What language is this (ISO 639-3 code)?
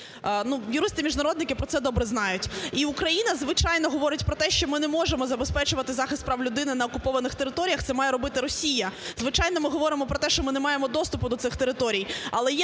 ukr